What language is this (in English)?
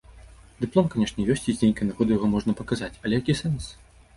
Belarusian